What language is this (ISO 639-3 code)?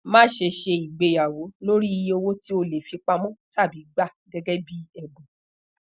yor